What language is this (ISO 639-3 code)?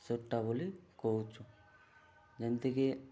ori